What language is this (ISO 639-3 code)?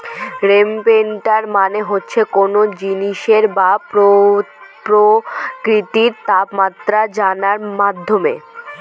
ben